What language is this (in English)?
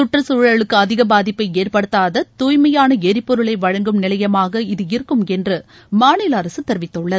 Tamil